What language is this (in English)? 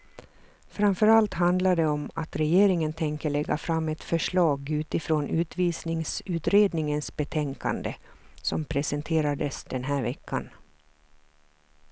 Swedish